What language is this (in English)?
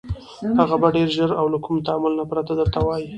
Pashto